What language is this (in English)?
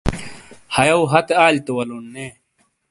Shina